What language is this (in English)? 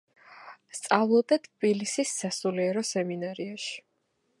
Georgian